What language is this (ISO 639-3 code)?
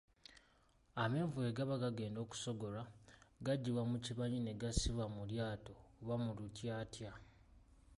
lug